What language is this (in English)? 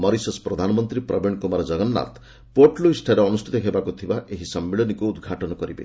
Odia